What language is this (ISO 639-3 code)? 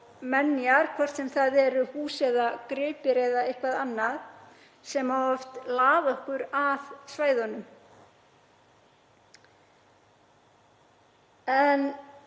isl